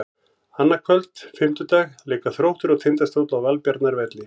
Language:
Icelandic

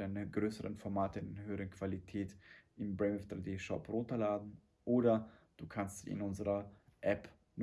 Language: German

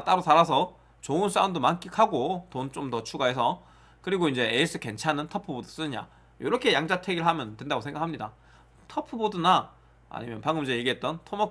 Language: Korean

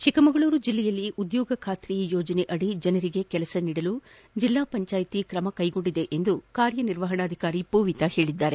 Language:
Kannada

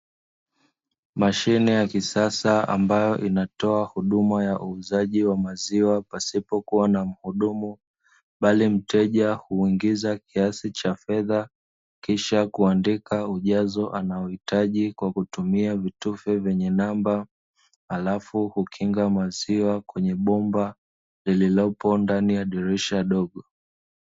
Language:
Swahili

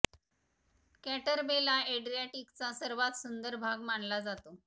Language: Marathi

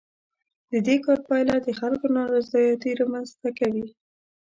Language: Pashto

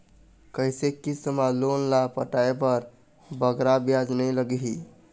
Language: Chhattisgarhi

